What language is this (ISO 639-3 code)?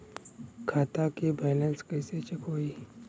bho